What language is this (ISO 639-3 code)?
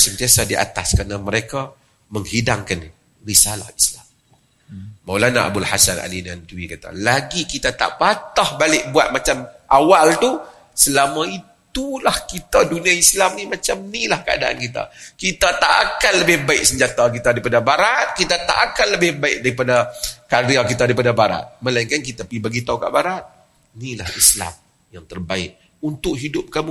msa